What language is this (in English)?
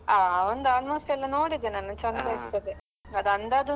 Kannada